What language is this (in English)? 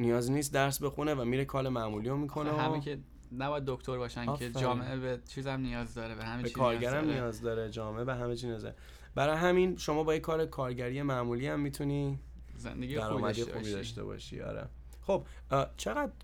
Persian